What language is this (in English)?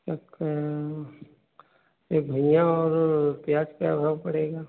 Hindi